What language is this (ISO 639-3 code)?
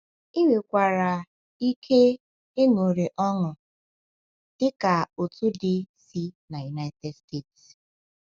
ibo